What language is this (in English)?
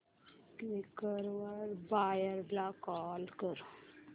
Marathi